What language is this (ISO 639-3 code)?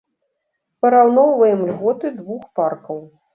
bel